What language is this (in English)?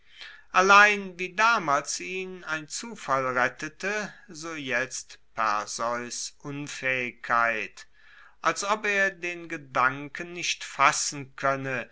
German